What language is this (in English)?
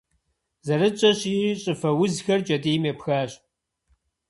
Kabardian